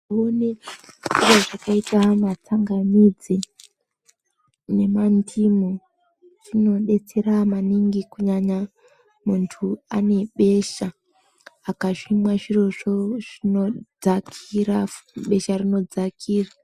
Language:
Ndau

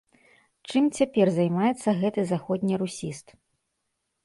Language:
Belarusian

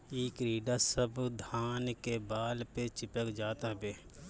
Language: Bhojpuri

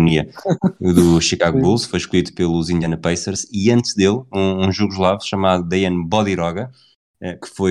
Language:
Portuguese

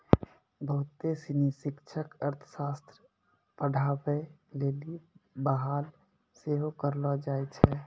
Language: Maithili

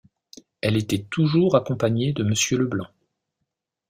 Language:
French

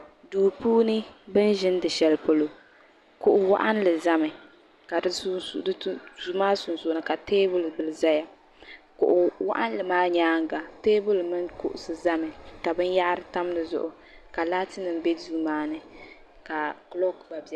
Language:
Dagbani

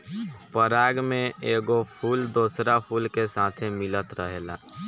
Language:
Bhojpuri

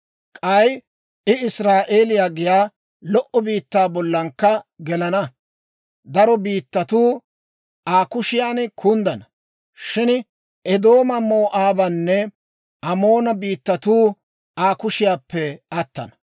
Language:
Dawro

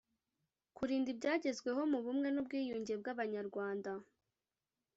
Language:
Kinyarwanda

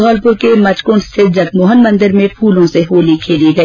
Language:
Hindi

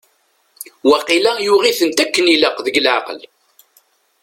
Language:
Kabyle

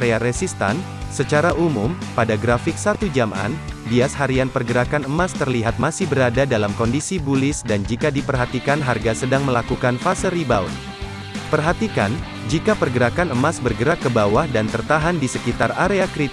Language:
Indonesian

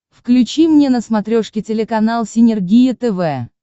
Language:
Russian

